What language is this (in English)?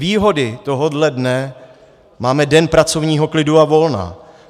Czech